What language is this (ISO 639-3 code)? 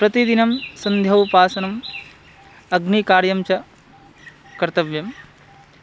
san